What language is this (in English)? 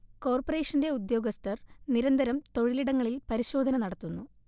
Malayalam